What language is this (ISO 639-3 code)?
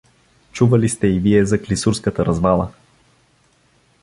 bul